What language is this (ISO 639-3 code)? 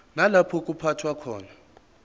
zul